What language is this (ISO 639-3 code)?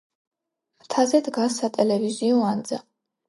kat